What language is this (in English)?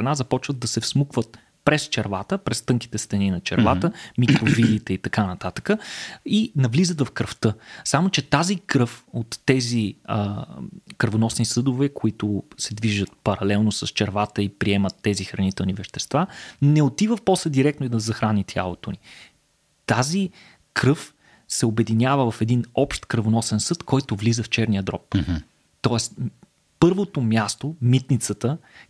Bulgarian